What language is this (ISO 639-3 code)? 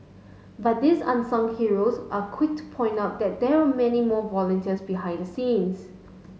eng